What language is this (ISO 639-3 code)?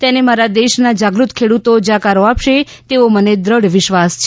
guj